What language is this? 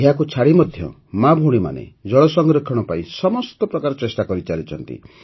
Odia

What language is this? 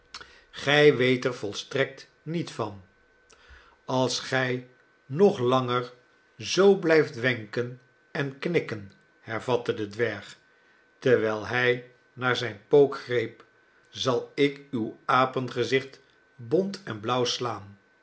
Dutch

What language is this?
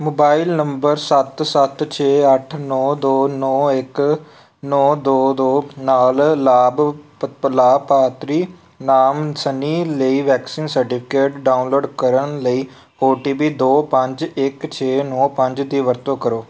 Punjabi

